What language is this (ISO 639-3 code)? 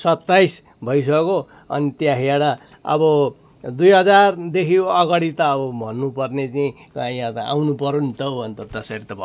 nep